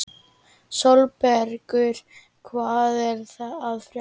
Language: Icelandic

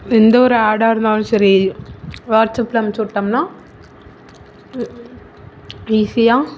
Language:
Tamil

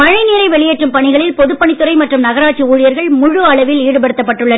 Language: Tamil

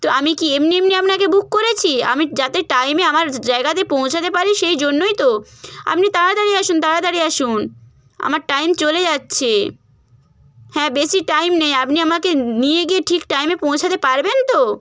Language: Bangla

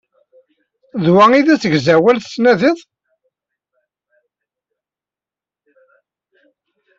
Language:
Kabyle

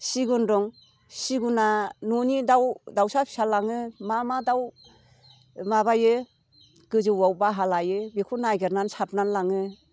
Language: Bodo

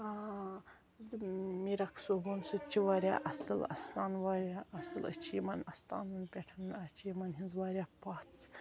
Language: Kashmiri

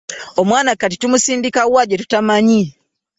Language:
Ganda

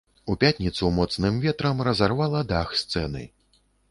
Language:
Belarusian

